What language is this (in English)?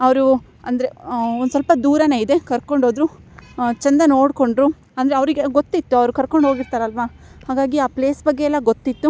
Kannada